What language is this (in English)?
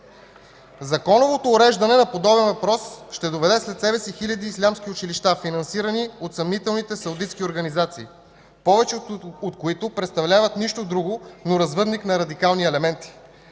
Bulgarian